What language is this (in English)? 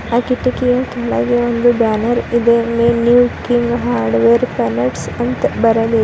Kannada